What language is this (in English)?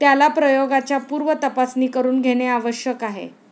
Marathi